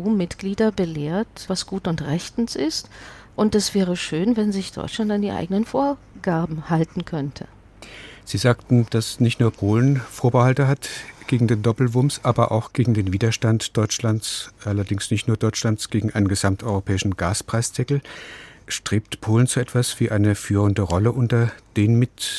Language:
German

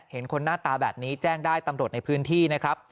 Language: Thai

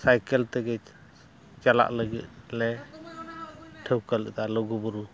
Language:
Santali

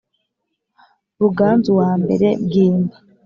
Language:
Kinyarwanda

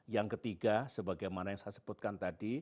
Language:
Indonesian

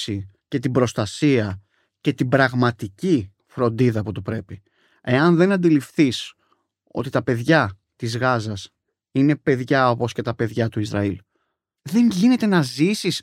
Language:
Greek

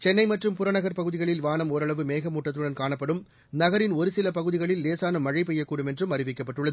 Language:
Tamil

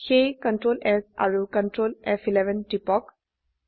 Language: Assamese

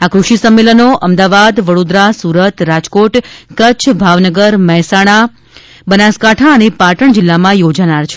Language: Gujarati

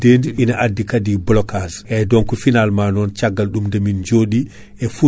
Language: Fula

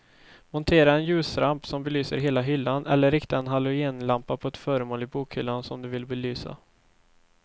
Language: Swedish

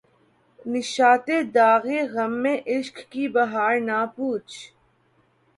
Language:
Urdu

